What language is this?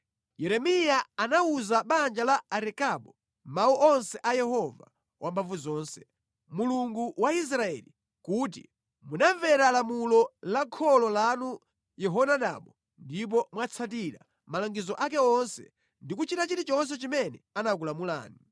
Nyanja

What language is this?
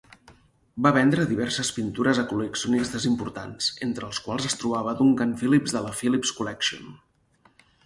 Catalan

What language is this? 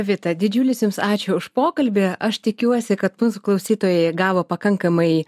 Lithuanian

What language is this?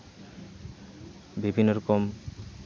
Santali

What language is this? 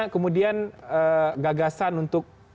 Indonesian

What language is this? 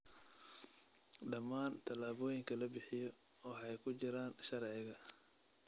Somali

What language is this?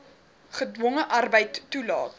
Afrikaans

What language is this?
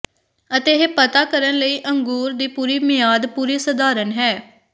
Punjabi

